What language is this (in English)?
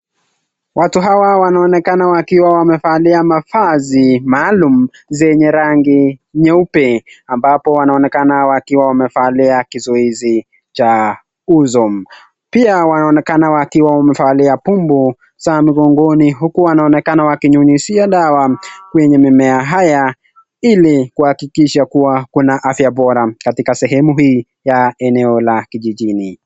Swahili